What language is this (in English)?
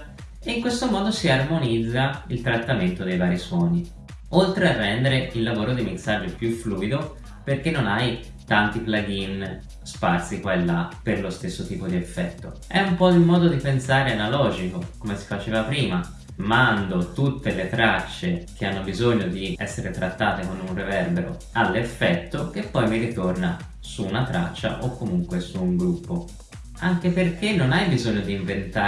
Italian